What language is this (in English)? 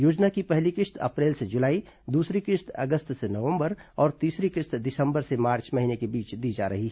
Hindi